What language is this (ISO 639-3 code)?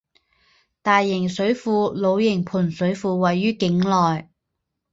zho